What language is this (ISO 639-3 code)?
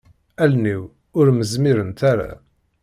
kab